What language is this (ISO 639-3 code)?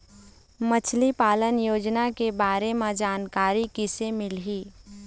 hne